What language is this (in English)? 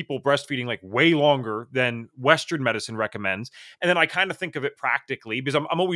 English